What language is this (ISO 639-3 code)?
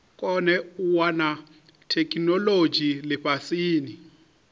ven